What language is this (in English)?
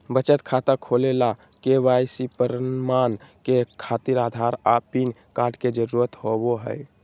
Magahi